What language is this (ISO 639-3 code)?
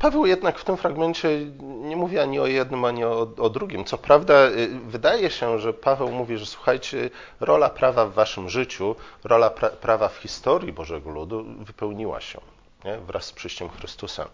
pol